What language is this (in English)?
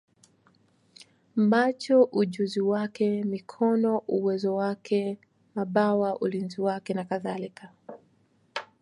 Swahili